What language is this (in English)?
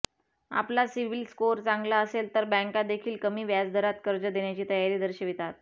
Marathi